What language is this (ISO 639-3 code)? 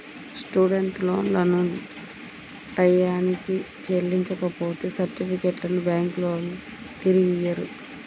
tel